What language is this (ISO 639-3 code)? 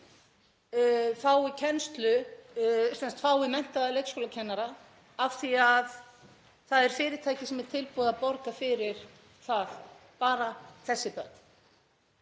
isl